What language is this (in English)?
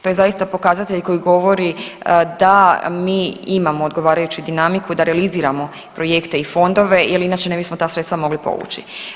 Croatian